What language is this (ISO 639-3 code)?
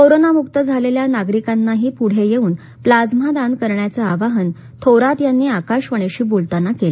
mar